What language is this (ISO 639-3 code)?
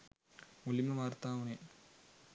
sin